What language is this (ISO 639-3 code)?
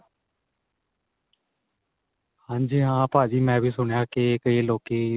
pan